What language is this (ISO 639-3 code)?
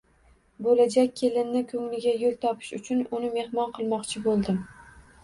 uzb